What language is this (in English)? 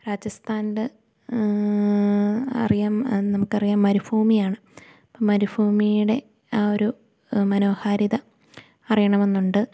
Malayalam